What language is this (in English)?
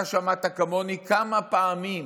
Hebrew